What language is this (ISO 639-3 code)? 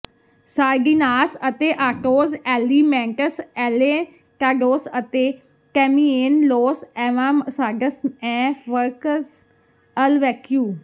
pan